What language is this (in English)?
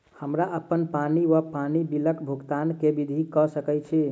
Maithili